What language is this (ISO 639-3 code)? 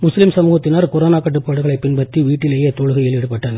tam